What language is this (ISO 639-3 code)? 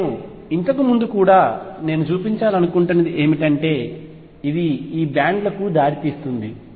tel